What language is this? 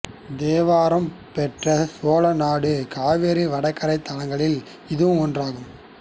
Tamil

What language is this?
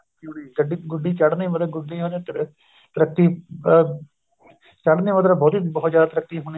Punjabi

